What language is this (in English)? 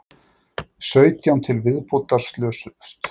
Icelandic